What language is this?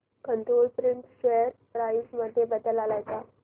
Marathi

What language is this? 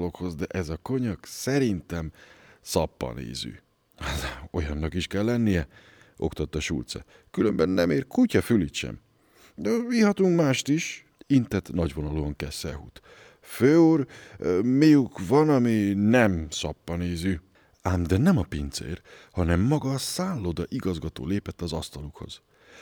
Hungarian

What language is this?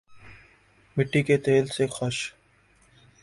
Urdu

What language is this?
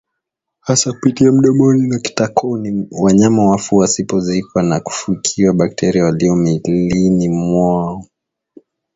Swahili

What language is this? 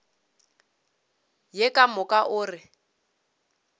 Northern Sotho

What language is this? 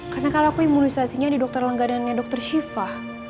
Indonesian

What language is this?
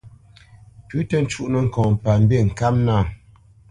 Bamenyam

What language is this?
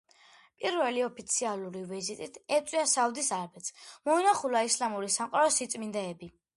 Georgian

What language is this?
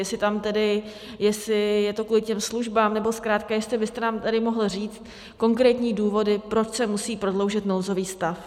Czech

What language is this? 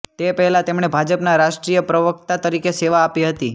Gujarati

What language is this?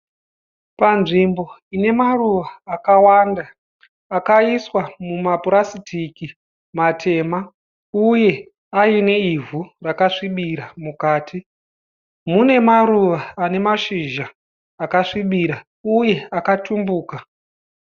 Shona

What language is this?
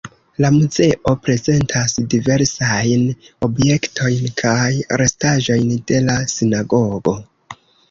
Esperanto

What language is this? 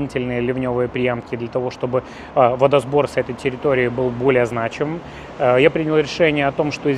Russian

